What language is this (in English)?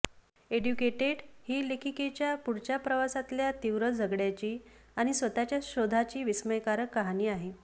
Marathi